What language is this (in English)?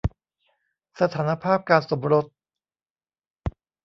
Thai